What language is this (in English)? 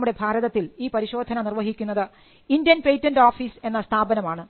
Malayalam